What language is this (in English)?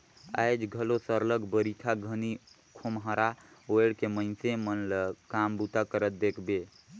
Chhattisgarhi